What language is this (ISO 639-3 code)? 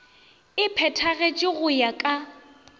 nso